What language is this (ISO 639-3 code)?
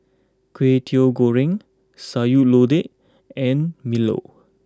eng